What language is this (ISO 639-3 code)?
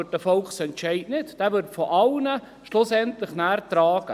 gsw